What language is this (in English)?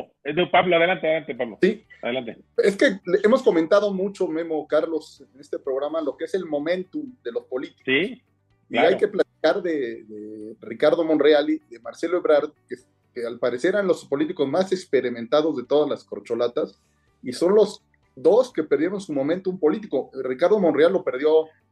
Spanish